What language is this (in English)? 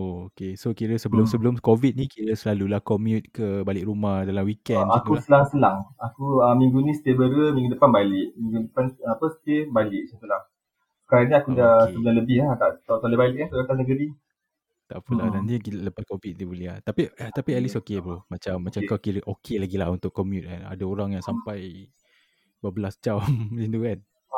Malay